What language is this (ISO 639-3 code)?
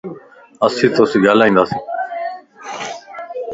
lss